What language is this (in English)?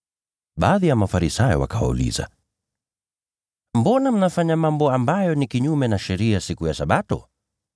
Swahili